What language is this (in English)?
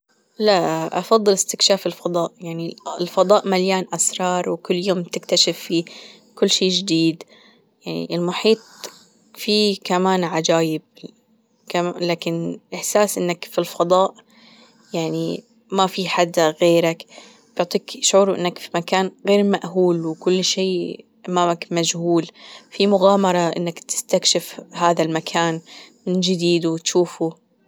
Gulf Arabic